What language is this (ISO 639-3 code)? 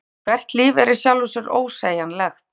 isl